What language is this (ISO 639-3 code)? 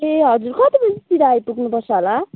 nep